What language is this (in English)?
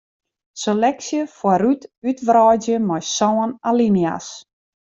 Western Frisian